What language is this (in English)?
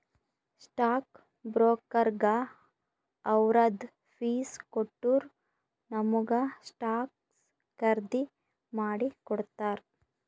Kannada